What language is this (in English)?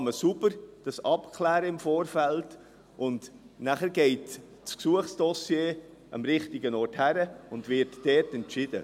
Swiss German